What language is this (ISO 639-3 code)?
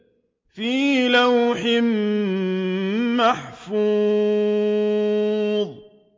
ara